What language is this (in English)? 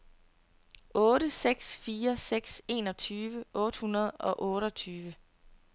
Danish